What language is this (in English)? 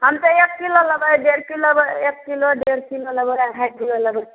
Maithili